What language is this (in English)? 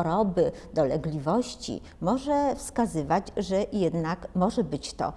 Polish